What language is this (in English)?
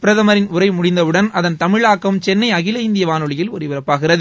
Tamil